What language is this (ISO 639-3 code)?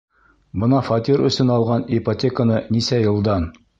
bak